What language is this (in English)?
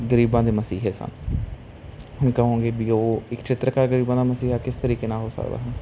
Punjabi